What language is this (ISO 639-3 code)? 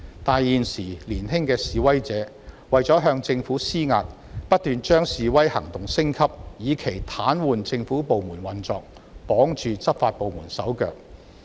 yue